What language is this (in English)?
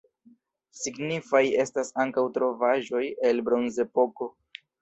Esperanto